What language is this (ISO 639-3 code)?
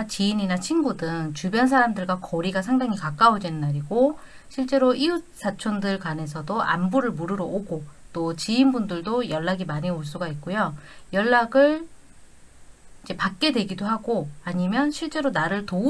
kor